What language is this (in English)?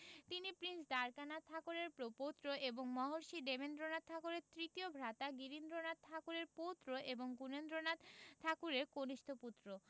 Bangla